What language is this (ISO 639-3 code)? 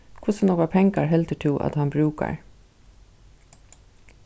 fao